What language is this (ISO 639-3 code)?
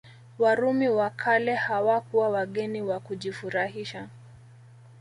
swa